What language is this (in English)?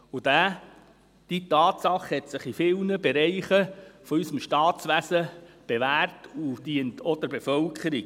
Swiss German